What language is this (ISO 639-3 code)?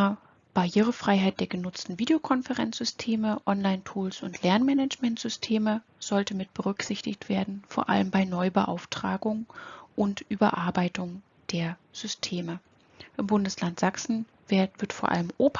deu